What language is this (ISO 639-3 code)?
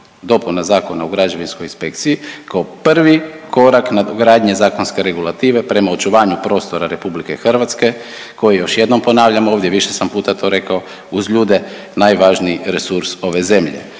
hrv